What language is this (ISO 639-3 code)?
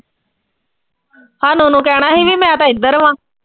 pan